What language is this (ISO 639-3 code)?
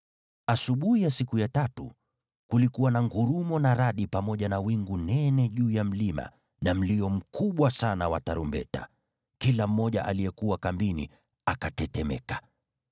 swa